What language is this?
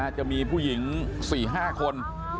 Thai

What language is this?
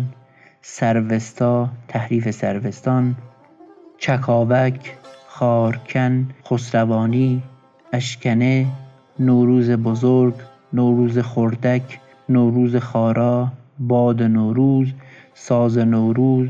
Persian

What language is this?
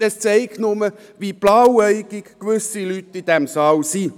Swiss German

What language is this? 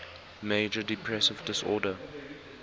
English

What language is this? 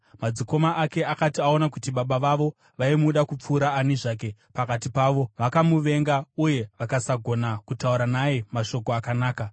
Shona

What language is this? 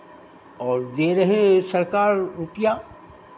Hindi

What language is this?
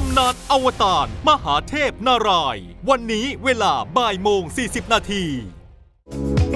Thai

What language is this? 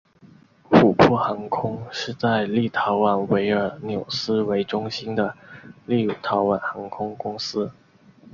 Chinese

